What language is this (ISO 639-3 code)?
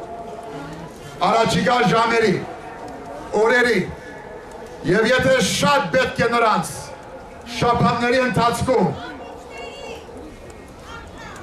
ron